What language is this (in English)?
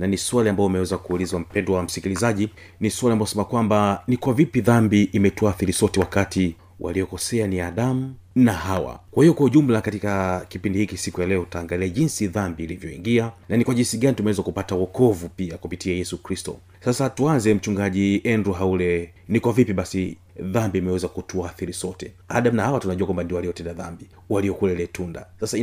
Swahili